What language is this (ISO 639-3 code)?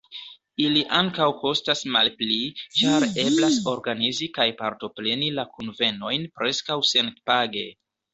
epo